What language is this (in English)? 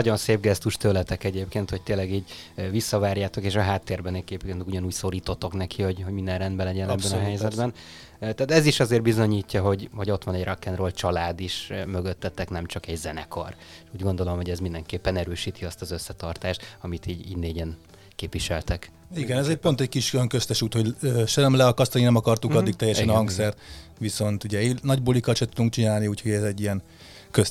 Hungarian